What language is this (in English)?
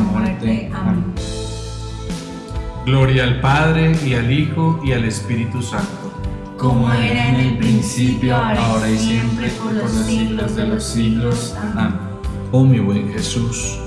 Spanish